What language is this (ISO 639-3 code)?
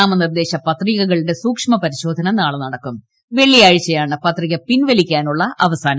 mal